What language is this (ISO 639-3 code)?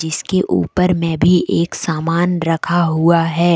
hin